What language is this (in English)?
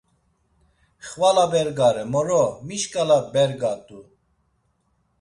Laz